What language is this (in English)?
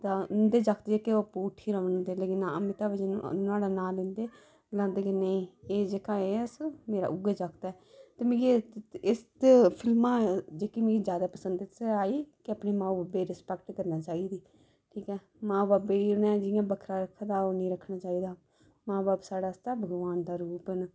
Dogri